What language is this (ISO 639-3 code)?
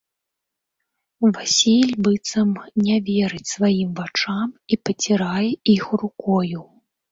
bel